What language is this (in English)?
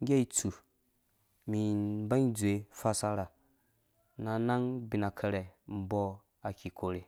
Dũya